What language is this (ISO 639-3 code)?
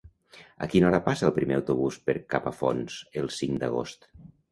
cat